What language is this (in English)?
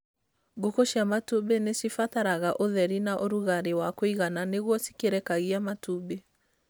Kikuyu